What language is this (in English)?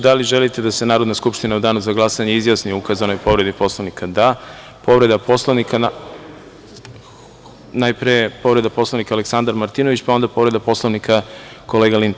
Serbian